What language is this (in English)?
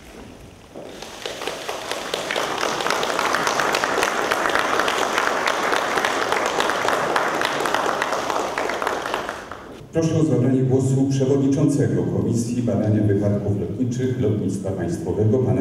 Polish